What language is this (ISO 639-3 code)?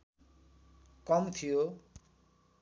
nep